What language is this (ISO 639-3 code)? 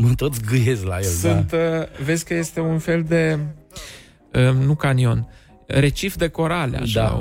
ron